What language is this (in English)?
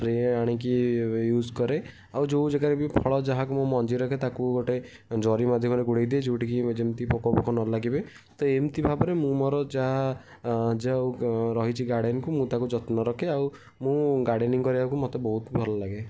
Odia